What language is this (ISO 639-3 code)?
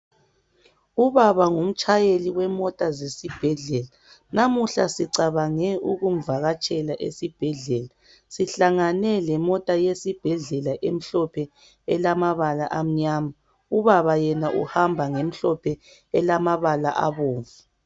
nde